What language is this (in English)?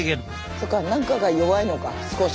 Japanese